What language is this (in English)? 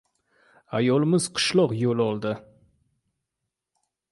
Uzbek